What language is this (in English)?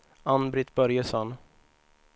Swedish